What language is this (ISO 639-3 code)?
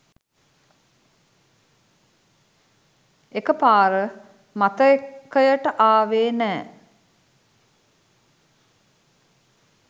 sin